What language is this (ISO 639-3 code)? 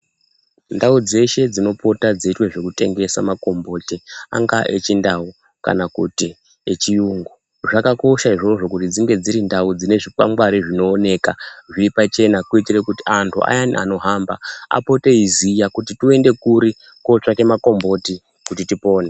ndc